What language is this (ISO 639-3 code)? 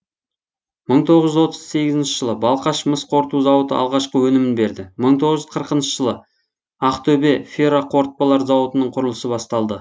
kaz